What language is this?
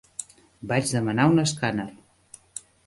Catalan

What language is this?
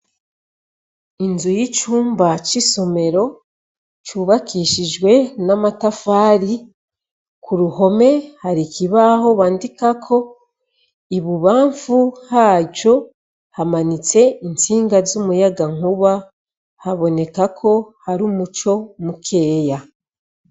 Rundi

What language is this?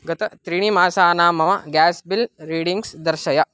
Sanskrit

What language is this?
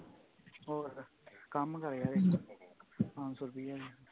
Punjabi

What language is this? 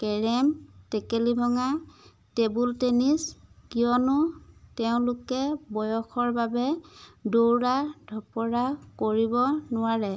Assamese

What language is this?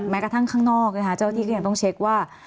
Thai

